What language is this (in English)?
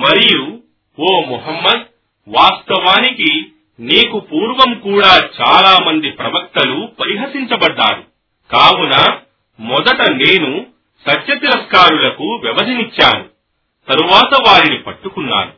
Telugu